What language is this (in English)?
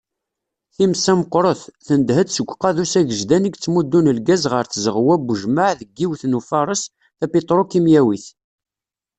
Kabyle